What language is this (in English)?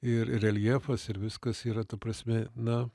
Lithuanian